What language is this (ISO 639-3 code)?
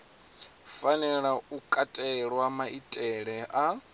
ven